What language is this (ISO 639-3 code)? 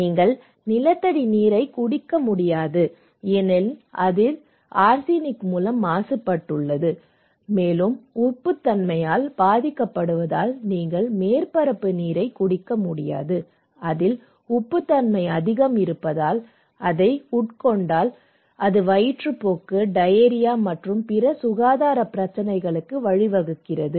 tam